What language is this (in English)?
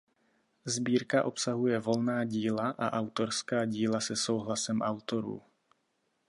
Czech